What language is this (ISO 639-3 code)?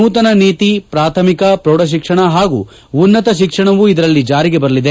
kan